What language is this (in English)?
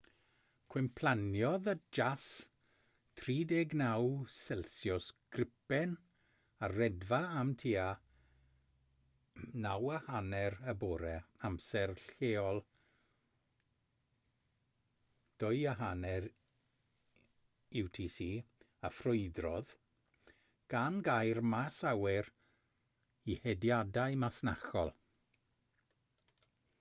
Welsh